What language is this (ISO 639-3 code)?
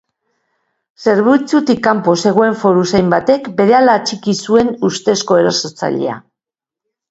eus